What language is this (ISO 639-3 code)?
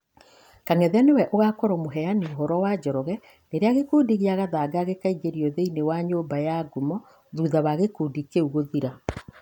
kik